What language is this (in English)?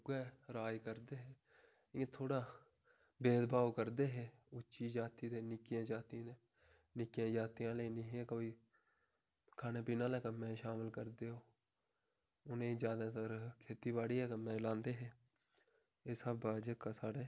Dogri